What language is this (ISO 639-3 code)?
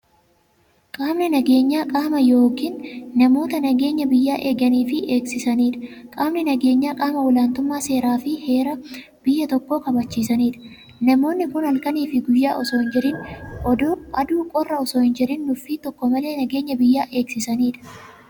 orm